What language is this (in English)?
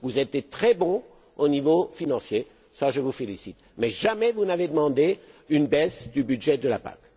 French